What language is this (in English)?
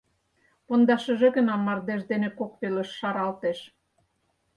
Mari